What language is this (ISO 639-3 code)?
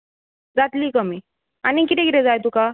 kok